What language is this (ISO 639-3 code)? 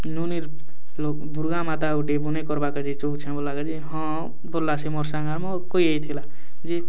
ori